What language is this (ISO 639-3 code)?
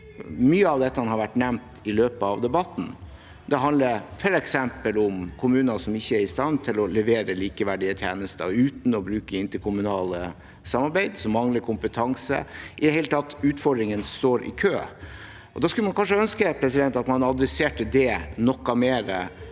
nor